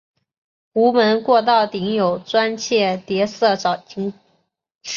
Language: Chinese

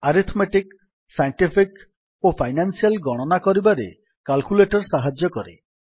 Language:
Odia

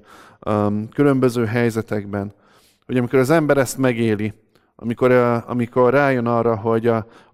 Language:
Hungarian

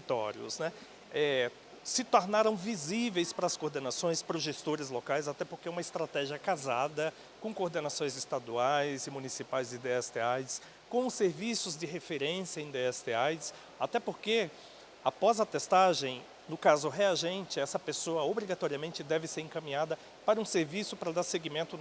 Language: Portuguese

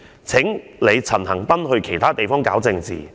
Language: Cantonese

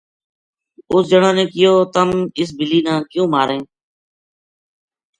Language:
Gujari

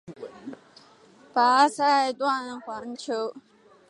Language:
Chinese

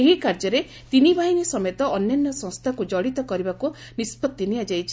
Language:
Odia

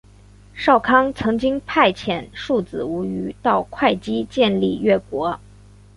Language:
Chinese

